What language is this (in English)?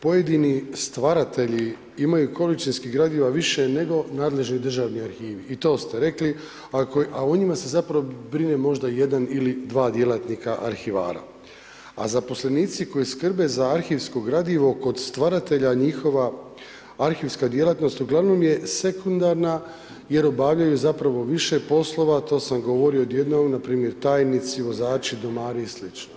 Croatian